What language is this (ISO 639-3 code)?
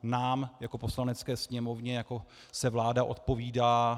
ces